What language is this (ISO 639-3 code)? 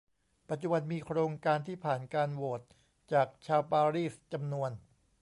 tha